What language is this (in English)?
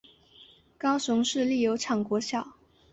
Chinese